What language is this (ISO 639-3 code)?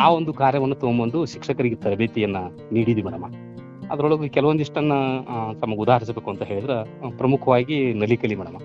kan